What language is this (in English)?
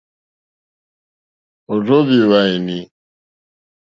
Mokpwe